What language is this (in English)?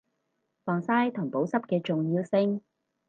Cantonese